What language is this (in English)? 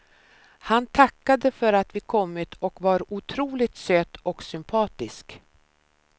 Swedish